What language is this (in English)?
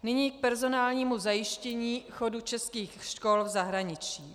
Czech